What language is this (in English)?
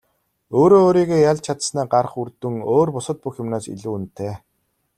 Mongolian